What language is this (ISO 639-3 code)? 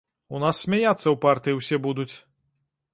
bel